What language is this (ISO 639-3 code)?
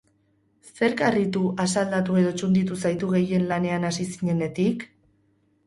eus